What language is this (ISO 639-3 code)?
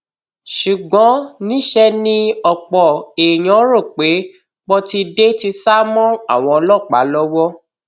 yor